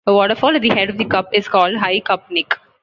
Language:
English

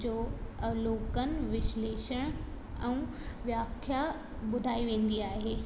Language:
Sindhi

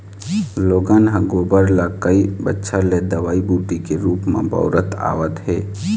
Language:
Chhattisgarhi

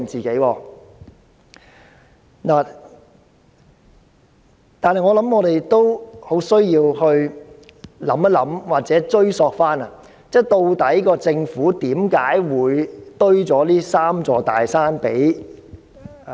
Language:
Cantonese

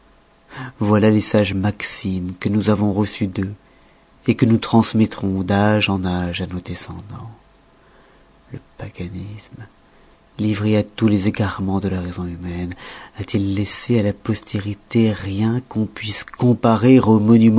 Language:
French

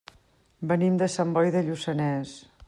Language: Catalan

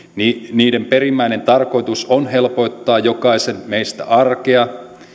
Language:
Finnish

